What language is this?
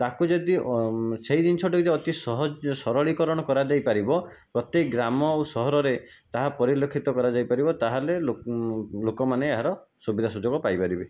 Odia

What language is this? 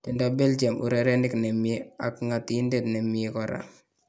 Kalenjin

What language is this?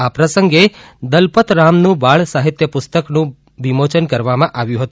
Gujarati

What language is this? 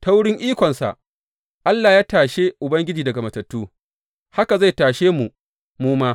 Hausa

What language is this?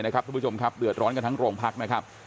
Thai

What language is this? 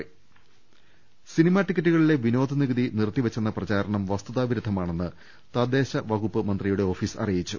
Malayalam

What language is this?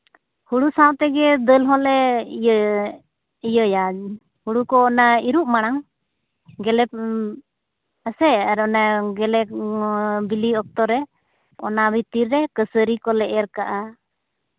Santali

